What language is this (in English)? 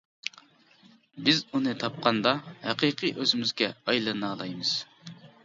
Uyghur